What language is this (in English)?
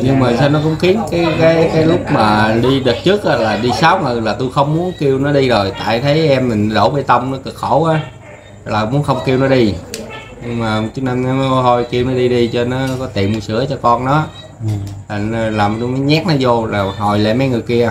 Vietnamese